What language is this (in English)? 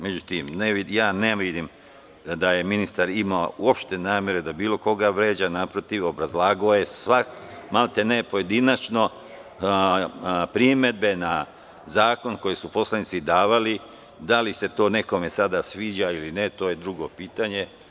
Serbian